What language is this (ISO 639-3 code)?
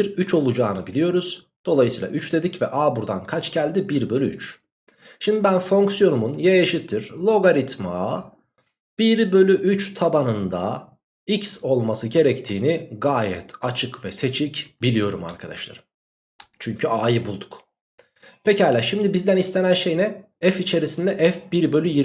tur